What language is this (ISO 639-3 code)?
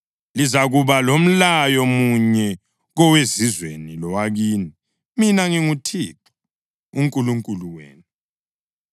nde